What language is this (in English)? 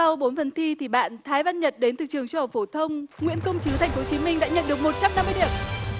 Vietnamese